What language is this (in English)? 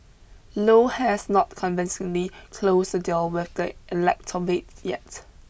English